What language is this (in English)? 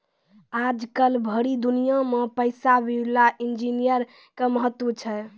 Maithili